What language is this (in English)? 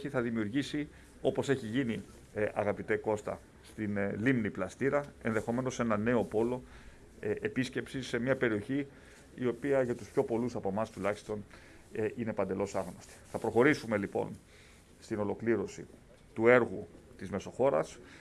Greek